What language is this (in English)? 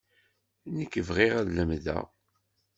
Kabyle